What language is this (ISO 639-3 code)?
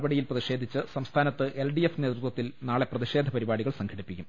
mal